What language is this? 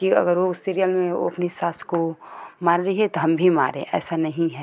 Hindi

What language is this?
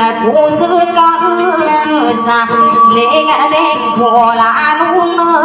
Thai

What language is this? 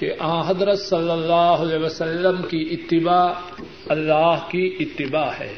Urdu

